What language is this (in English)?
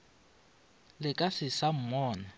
Northern Sotho